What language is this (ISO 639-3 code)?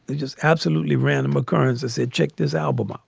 eng